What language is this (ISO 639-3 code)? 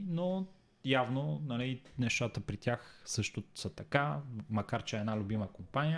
bul